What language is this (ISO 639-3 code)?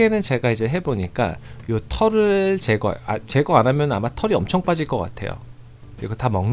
kor